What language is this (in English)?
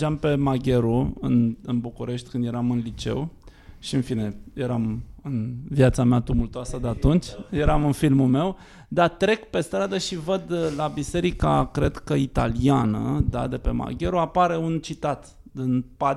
Romanian